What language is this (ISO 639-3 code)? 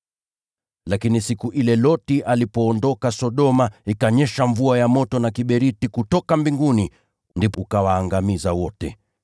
swa